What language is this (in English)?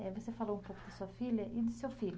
Portuguese